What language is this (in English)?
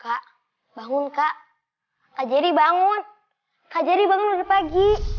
Indonesian